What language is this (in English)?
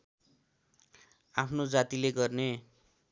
Nepali